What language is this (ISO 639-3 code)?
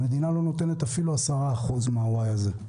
heb